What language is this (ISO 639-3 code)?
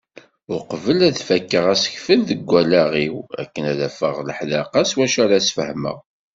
kab